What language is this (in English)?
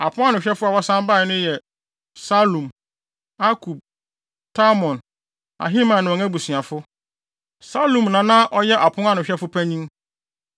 Akan